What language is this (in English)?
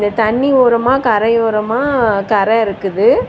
Tamil